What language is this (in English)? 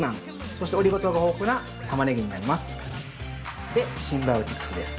Japanese